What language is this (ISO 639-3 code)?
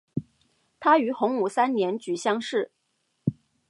zho